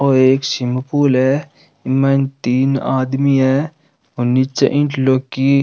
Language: Rajasthani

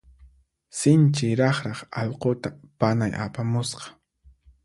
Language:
Puno Quechua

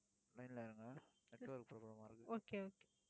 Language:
Tamil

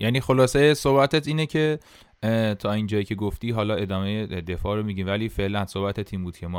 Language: Persian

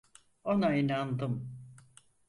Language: Turkish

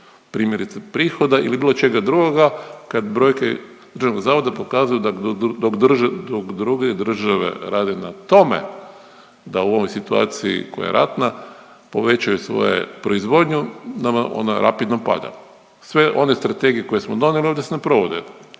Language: Croatian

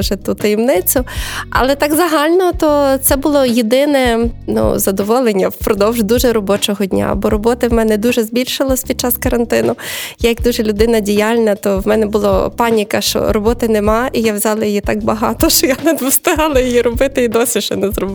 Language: Ukrainian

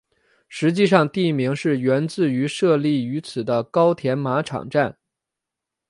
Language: Chinese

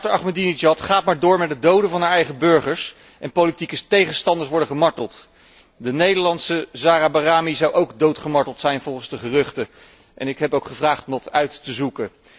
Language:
Dutch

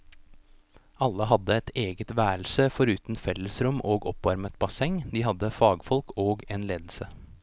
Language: Norwegian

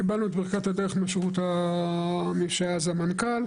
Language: Hebrew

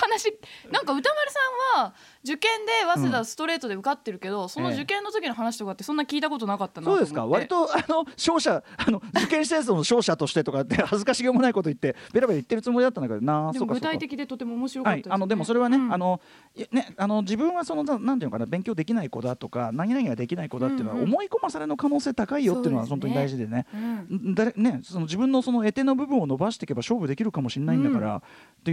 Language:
Japanese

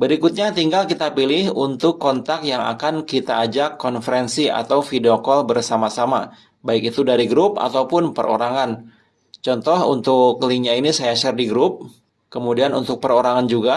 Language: Indonesian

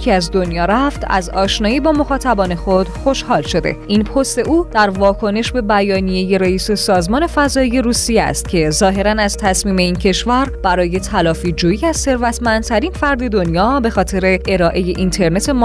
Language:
Persian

